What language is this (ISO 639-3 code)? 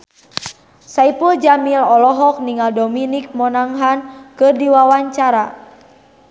sun